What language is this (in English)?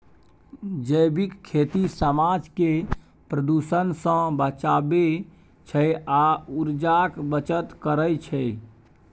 Maithili